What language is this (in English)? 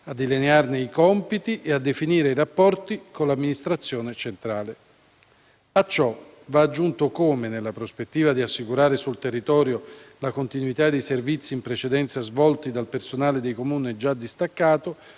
Italian